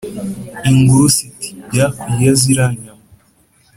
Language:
Kinyarwanda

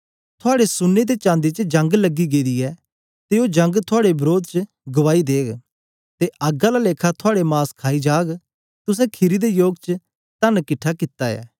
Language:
Dogri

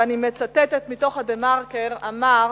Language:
Hebrew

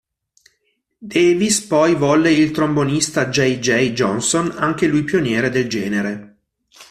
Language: Italian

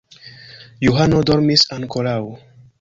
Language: Esperanto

